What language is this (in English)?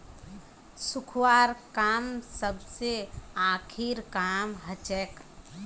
Magahi